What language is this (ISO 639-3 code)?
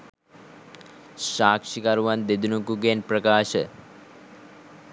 sin